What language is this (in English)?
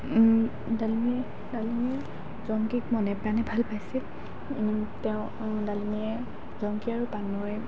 Assamese